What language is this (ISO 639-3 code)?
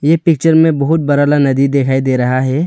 hin